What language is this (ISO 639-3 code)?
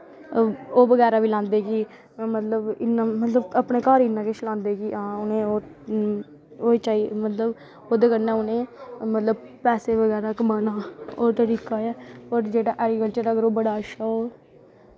doi